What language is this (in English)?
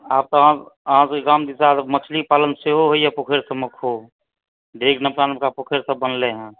Maithili